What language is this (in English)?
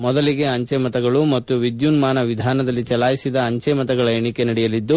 Kannada